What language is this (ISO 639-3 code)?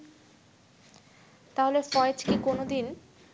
ben